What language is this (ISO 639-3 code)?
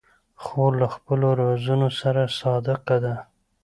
pus